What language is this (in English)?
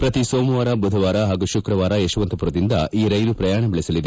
Kannada